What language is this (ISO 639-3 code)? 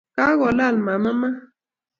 kln